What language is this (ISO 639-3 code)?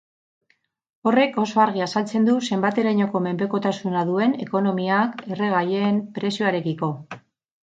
eus